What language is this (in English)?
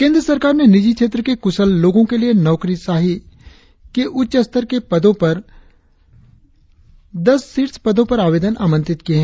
Hindi